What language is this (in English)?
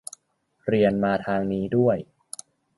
Thai